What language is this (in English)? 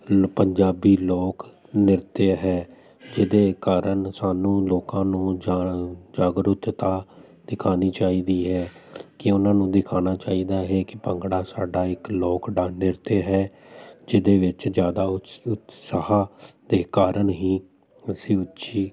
Punjabi